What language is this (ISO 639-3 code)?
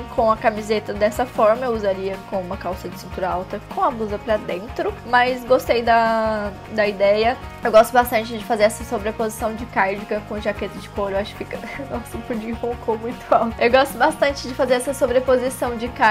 por